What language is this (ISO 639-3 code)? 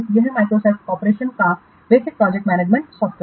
hin